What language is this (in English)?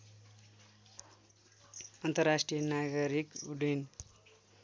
Nepali